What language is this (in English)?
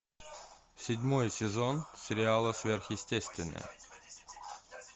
Russian